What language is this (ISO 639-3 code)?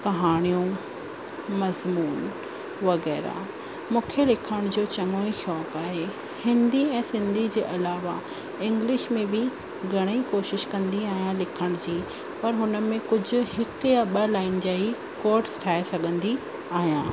snd